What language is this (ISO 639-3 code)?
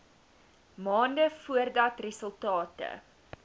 afr